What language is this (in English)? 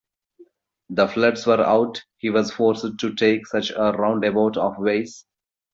English